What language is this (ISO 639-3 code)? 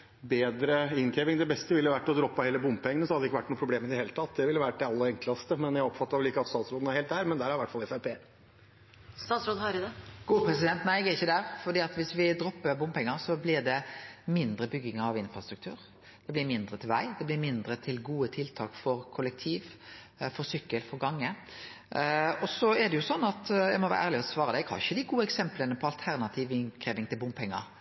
nor